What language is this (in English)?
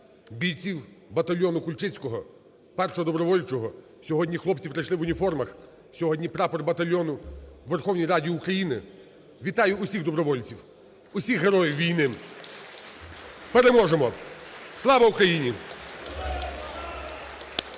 Ukrainian